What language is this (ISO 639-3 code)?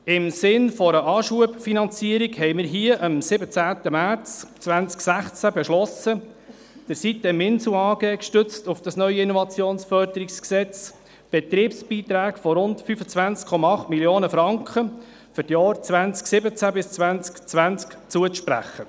gsw